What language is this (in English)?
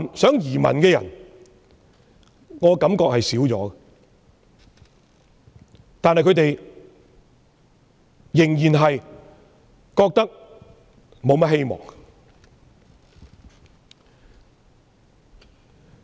Cantonese